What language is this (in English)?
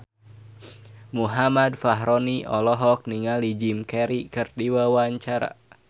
Sundanese